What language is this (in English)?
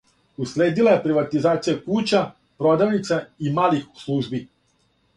Serbian